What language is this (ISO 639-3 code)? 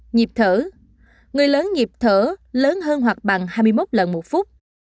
vie